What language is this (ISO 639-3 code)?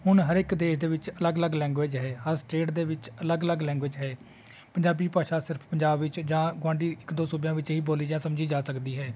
pan